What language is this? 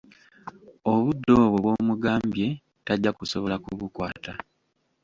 Ganda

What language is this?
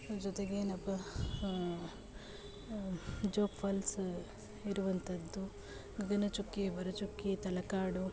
Kannada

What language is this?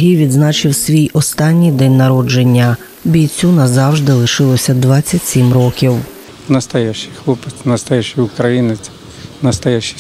Ukrainian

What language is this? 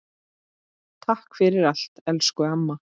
Icelandic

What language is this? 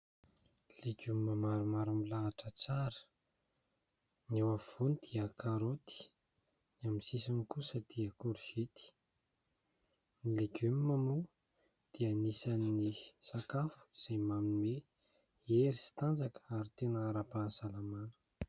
Malagasy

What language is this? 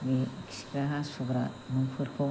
Bodo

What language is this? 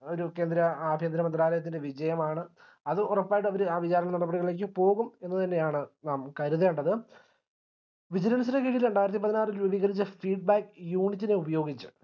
Malayalam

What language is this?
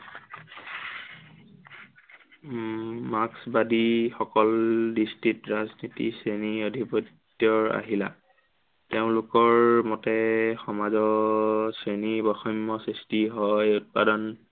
Assamese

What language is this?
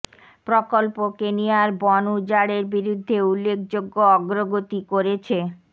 Bangla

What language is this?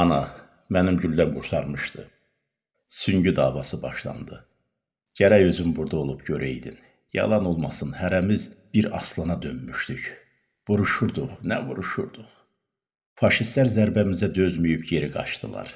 Turkish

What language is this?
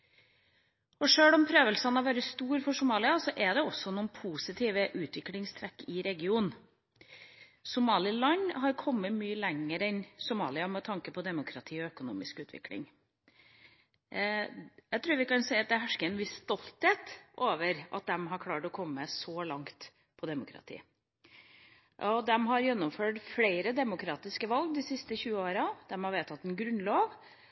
Norwegian Bokmål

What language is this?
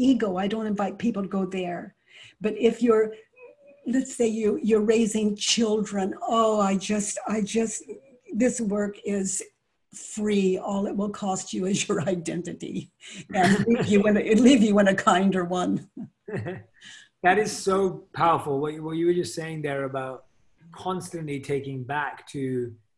English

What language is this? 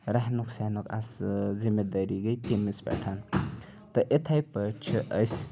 Kashmiri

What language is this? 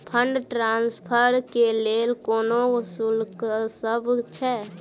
Maithili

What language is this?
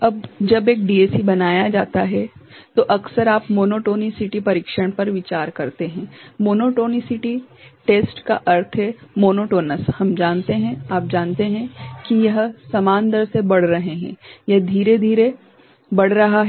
Hindi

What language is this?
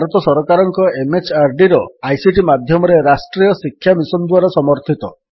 Odia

